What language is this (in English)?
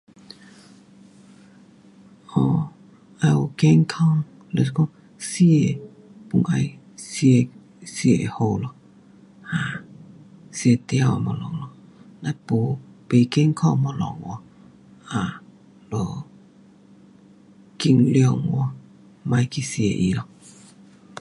Pu-Xian Chinese